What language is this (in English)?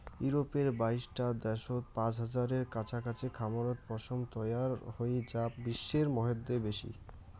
Bangla